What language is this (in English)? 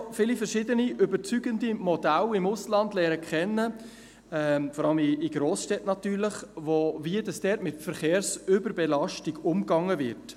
Swiss German